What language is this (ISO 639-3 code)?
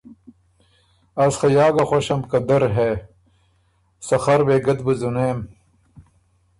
oru